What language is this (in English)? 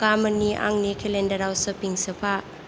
Bodo